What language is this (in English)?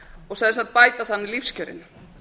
Icelandic